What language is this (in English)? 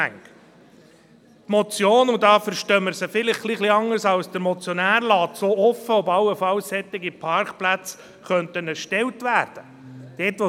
Swiss German